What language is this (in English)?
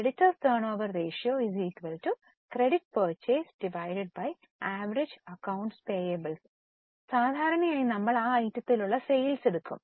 Malayalam